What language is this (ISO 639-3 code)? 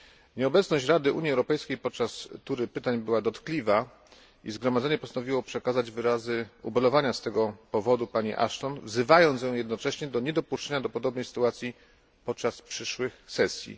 pol